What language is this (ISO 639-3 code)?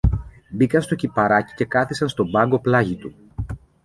ell